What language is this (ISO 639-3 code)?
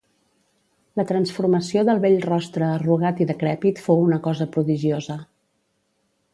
cat